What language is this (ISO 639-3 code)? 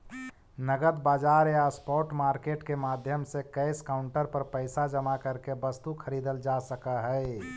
mag